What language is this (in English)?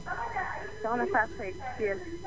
Wolof